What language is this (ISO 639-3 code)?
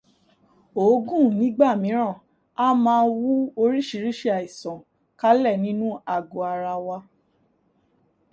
yor